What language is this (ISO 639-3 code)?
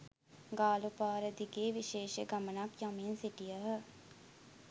sin